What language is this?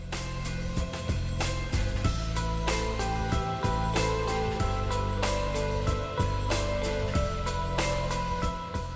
Bangla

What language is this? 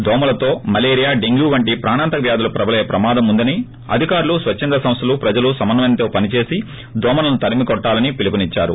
Telugu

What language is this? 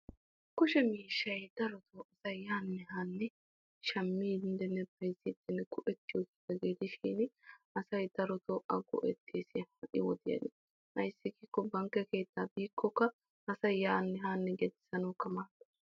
Wolaytta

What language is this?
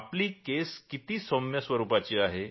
Marathi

